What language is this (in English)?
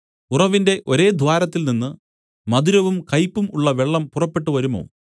Malayalam